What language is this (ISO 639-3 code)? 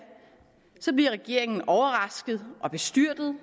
dan